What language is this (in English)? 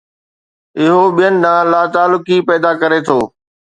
Sindhi